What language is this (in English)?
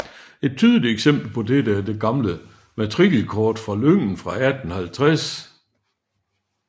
Danish